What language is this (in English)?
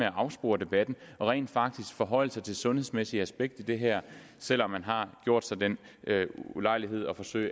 Danish